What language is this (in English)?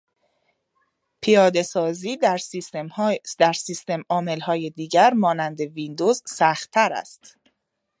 Persian